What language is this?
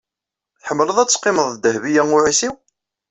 Kabyle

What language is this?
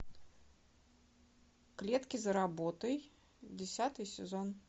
Russian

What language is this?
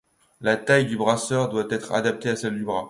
French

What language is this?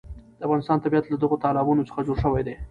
Pashto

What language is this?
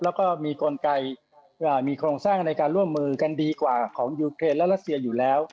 Thai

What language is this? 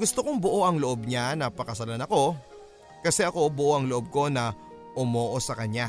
Filipino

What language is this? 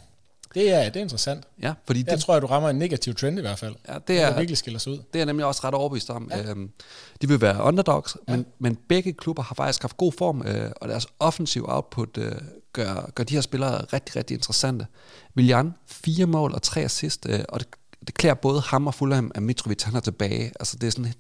Danish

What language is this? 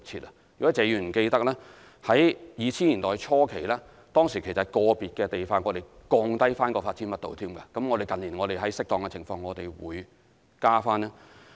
Cantonese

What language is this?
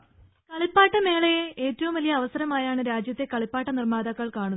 Malayalam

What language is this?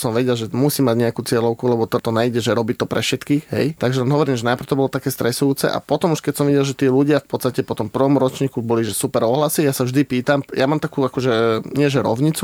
Slovak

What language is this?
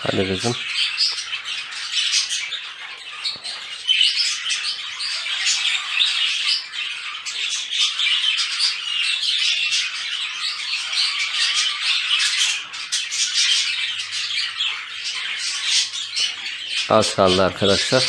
Turkish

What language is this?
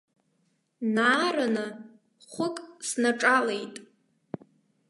Abkhazian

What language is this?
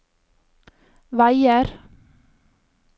Norwegian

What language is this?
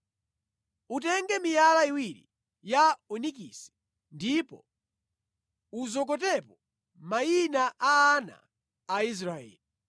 Nyanja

